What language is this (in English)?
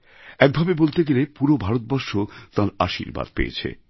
Bangla